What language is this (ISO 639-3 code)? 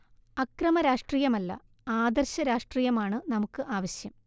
mal